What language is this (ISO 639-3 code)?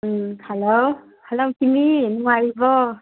mni